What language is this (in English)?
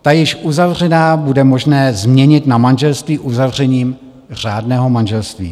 Czech